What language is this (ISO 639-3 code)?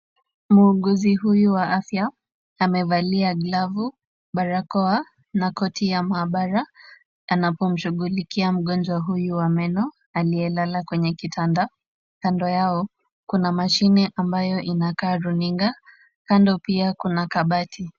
swa